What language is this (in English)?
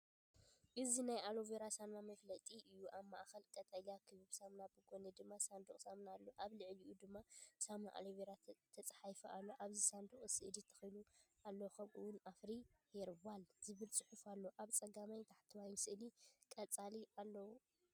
Tigrinya